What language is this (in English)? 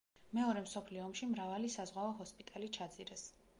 Georgian